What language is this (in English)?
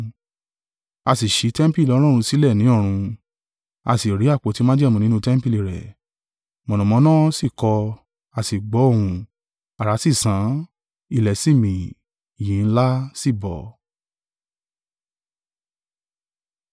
Yoruba